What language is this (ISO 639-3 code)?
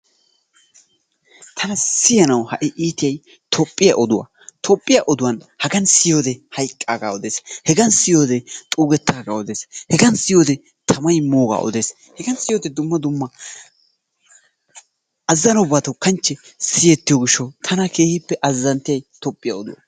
wal